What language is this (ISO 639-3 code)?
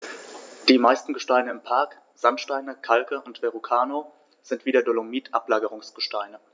deu